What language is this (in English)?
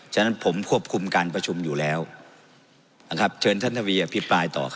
Thai